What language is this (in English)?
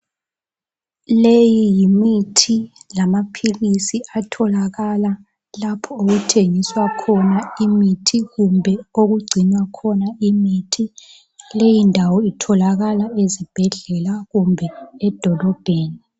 North Ndebele